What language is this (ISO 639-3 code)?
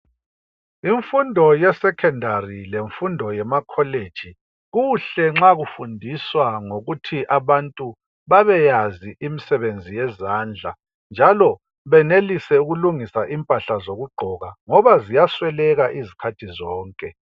nde